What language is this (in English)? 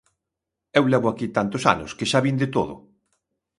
Galician